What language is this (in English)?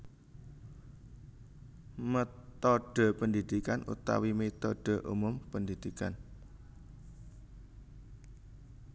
Javanese